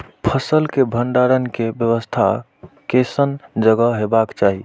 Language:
Maithili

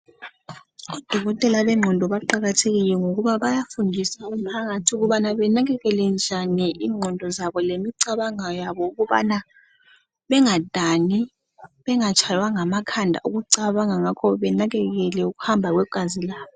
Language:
North Ndebele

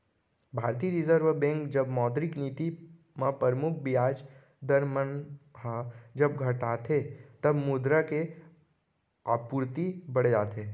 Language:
Chhattisgarhi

